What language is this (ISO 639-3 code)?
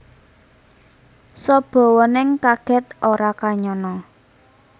jav